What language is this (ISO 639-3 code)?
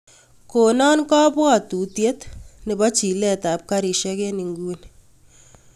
kln